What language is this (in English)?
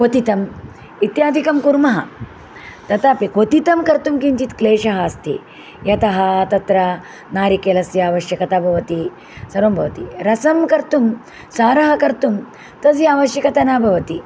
Sanskrit